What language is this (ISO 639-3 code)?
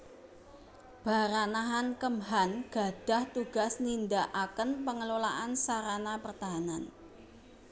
jav